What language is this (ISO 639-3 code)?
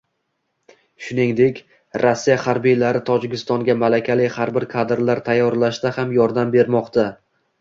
uzb